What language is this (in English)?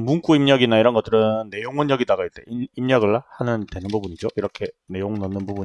Korean